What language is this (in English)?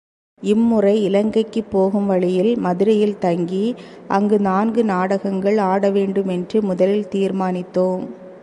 Tamil